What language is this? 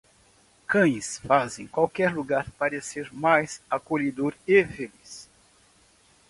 Portuguese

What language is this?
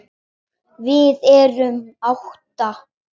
Icelandic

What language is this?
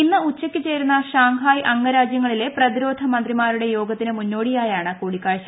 Malayalam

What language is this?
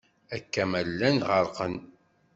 Kabyle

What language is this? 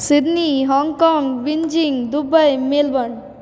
Maithili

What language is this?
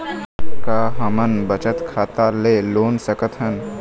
Chhattisgarhi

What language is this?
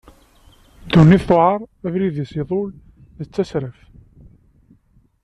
Kabyle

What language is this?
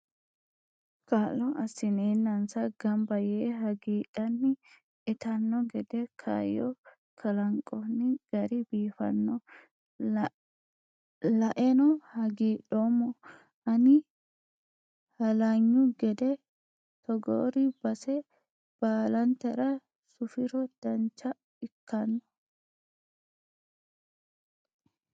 Sidamo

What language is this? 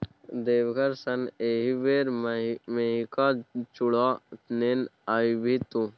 Maithili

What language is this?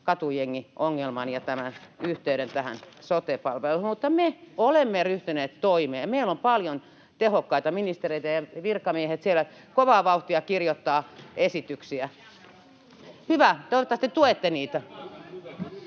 Finnish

